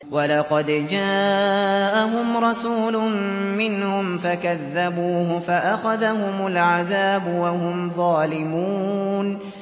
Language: Arabic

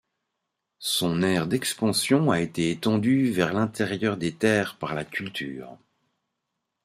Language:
French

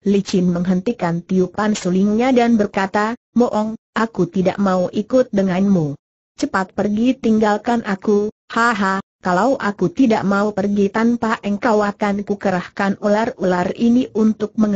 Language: Indonesian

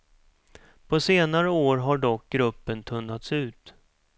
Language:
Swedish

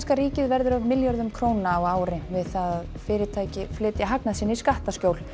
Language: Icelandic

